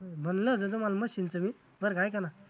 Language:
Marathi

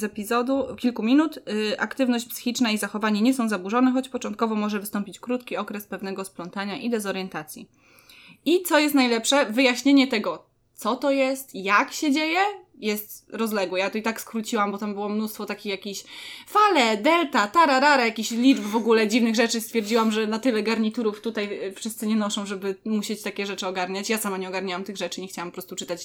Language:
Polish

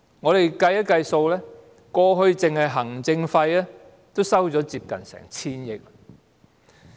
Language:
Cantonese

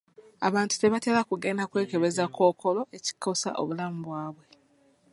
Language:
Ganda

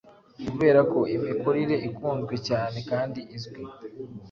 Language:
Kinyarwanda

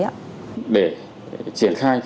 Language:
Vietnamese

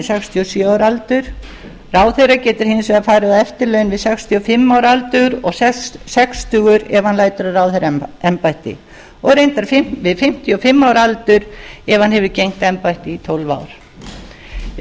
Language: Icelandic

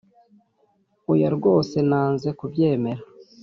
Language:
Kinyarwanda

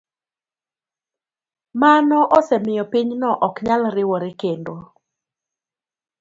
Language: Luo (Kenya and Tanzania)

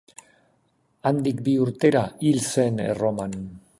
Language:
Basque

